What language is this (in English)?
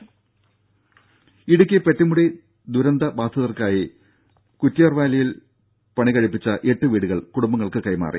Malayalam